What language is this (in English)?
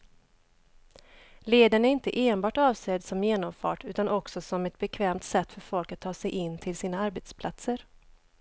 Swedish